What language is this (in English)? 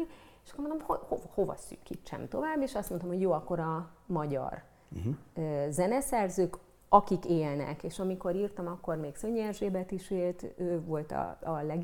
Hungarian